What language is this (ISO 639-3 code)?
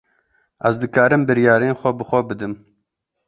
kur